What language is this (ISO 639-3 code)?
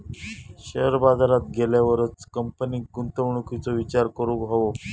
mar